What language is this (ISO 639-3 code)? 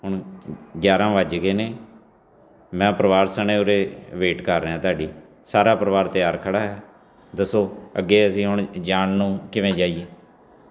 pan